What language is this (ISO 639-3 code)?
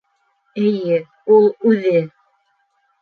bak